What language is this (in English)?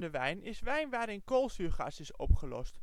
Dutch